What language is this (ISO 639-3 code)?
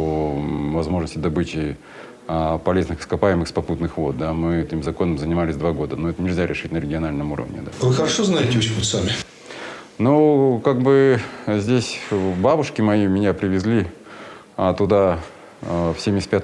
rus